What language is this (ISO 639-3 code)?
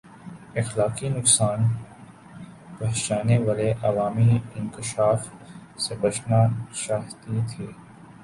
urd